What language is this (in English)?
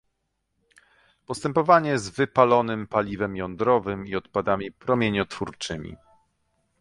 Polish